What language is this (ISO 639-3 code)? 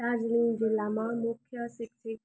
nep